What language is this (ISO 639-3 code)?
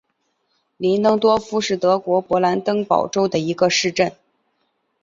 zho